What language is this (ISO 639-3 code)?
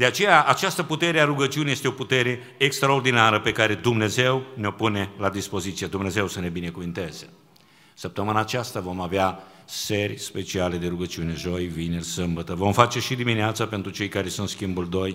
ron